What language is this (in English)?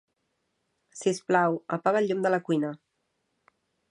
Catalan